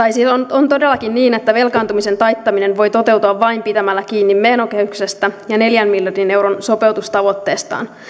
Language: Finnish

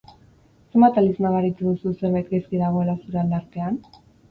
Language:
Basque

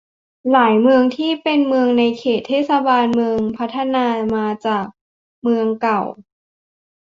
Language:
Thai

